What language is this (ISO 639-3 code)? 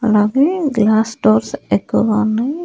tel